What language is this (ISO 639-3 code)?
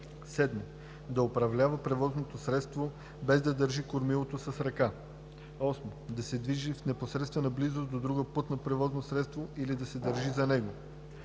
bul